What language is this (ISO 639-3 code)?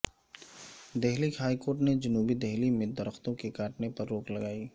urd